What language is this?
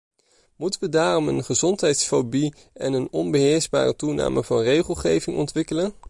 Dutch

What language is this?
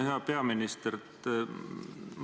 Estonian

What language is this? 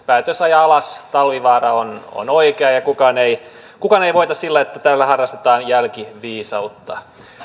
Finnish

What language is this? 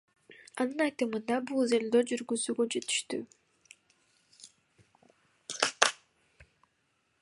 Kyrgyz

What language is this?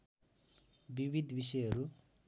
Nepali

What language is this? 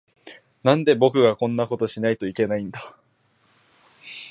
Japanese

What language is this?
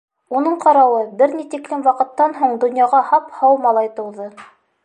Bashkir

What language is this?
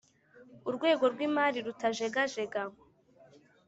Kinyarwanda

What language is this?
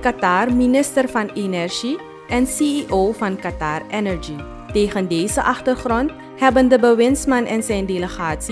Dutch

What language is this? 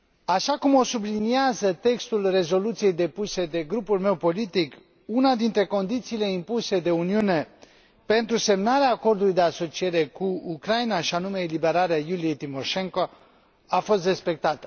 Romanian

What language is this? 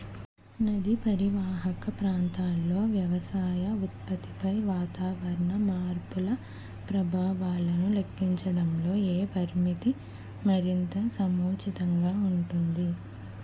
Telugu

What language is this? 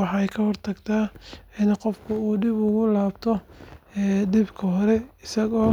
Somali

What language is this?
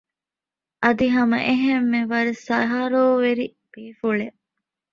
Divehi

